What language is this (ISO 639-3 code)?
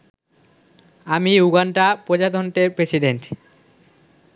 ben